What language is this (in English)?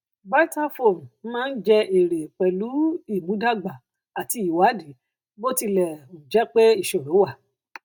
Yoruba